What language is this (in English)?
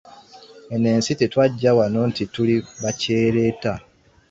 Ganda